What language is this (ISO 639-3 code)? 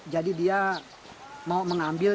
ind